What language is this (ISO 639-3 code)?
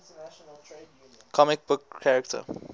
eng